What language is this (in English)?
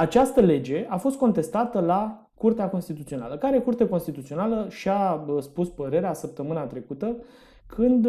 Romanian